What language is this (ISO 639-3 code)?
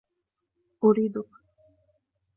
ara